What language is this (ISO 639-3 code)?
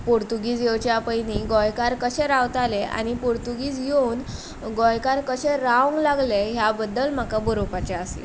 kok